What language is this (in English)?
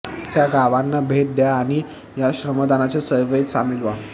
Marathi